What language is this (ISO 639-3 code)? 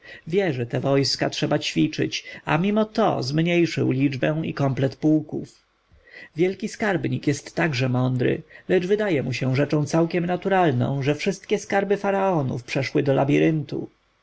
pol